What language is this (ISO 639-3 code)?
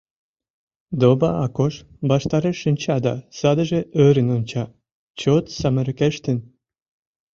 chm